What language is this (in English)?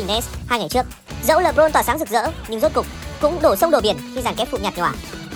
Vietnamese